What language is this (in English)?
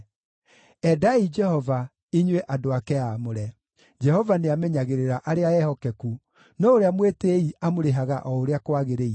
Kikuyu